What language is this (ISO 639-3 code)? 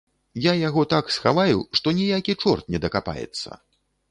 bel